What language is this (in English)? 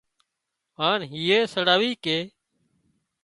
Wadiyara Koli